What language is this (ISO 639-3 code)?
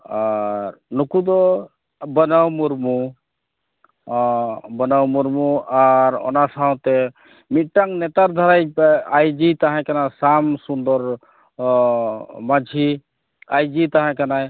sat